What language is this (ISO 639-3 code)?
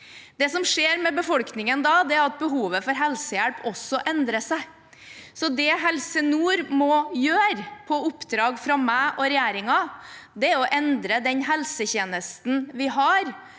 nor